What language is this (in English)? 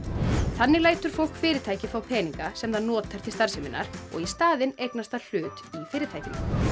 Icelandic